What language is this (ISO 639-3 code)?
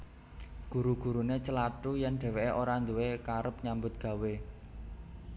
jav